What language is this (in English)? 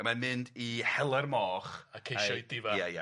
Welsh